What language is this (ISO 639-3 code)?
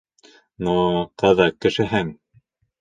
bak